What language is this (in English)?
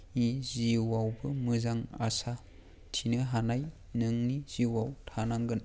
Bodo